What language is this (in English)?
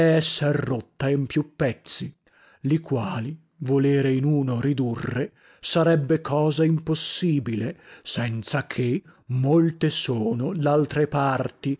Italian